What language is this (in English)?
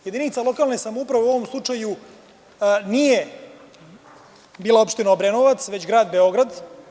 Serbian